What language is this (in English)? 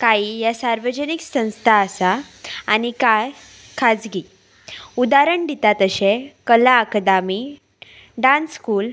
Konkani